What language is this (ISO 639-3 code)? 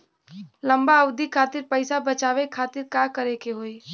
bho